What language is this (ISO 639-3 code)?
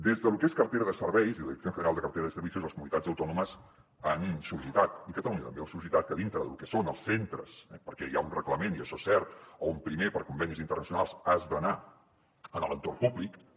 cat